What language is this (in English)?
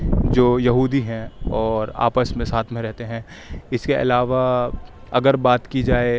Urdu